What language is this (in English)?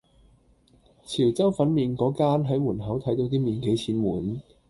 Cantonese